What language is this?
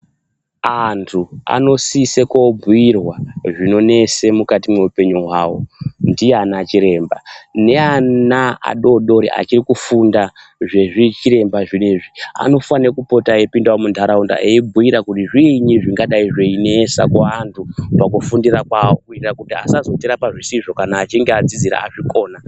Ndau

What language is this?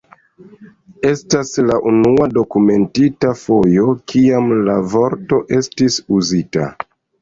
Esperanto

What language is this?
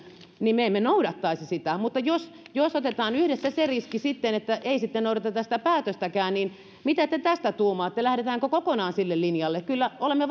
Finnish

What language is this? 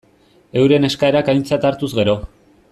Basque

